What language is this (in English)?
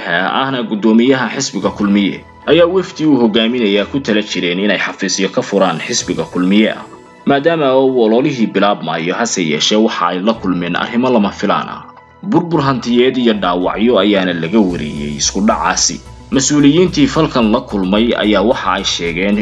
Arabic